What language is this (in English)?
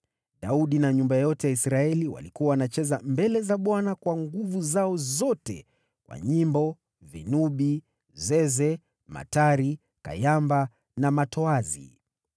Swahili